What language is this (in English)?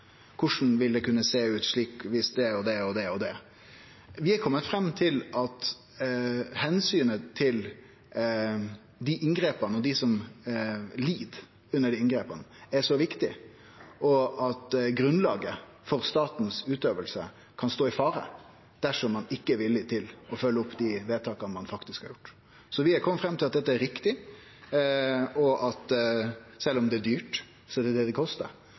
Norwegian Nynorsk